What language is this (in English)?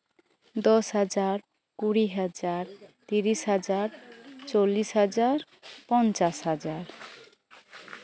Santali